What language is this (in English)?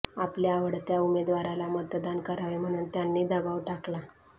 Marathi